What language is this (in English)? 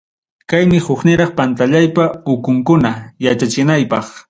Ayacucho Quechua